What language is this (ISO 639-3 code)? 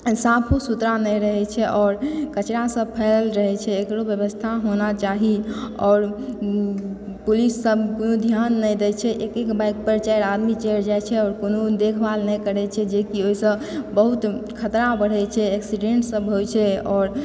mai